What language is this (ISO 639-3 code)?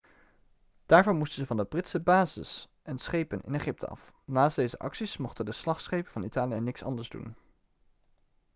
nld